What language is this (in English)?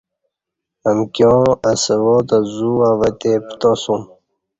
Kati